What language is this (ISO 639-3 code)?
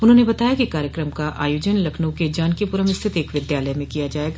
hin